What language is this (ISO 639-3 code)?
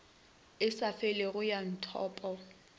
nso